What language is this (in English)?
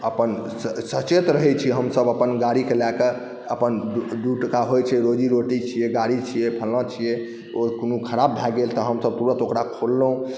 Maithili